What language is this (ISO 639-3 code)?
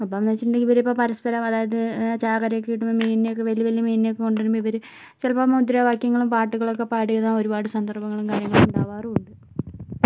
mal